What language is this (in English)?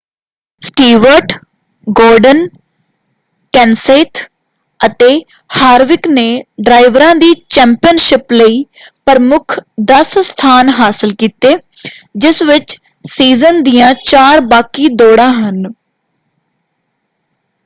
Punjabi